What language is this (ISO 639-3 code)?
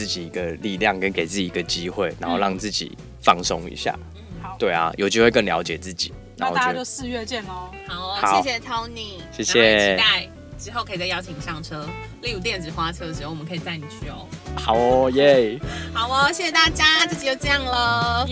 zho